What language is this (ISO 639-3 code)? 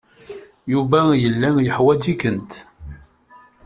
kab